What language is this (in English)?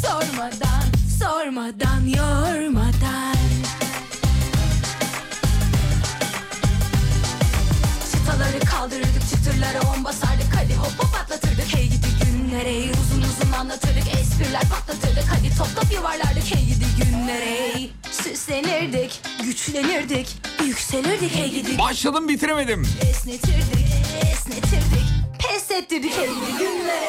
Turkish